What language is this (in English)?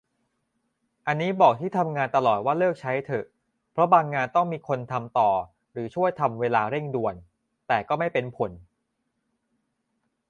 Thai